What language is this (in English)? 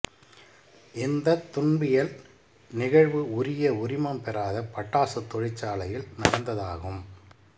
Tamil